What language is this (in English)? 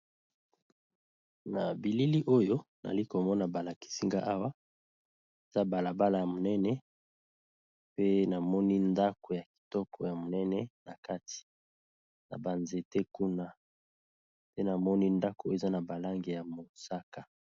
Lingala